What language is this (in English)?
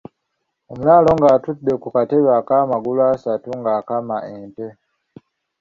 Ganda